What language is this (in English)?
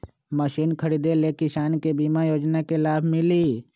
Magahi